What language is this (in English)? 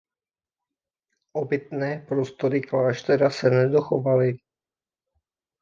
Czech